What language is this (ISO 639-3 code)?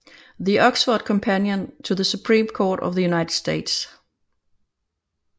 dan